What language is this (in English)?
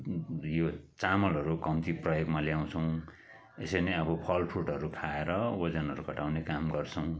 Nepali